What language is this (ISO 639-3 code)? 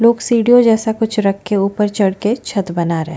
hin